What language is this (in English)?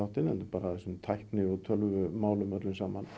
Icelandic